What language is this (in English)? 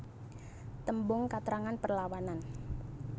Javanese